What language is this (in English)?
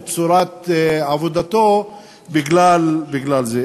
Hebrew